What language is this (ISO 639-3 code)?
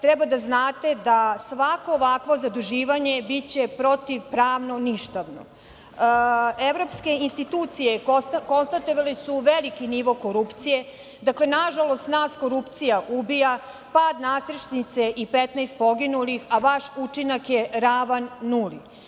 srp